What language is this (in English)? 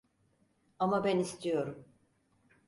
Turkish